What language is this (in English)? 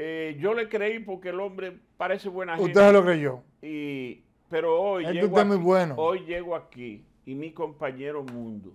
Spanish